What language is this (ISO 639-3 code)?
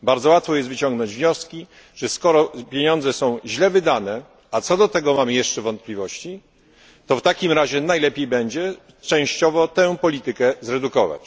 pol